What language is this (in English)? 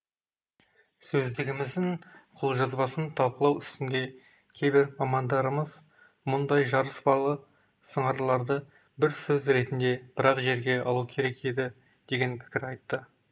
Kazakh